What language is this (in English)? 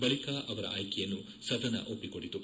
Kannada